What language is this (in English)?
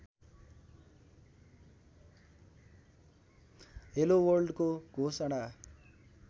Nepali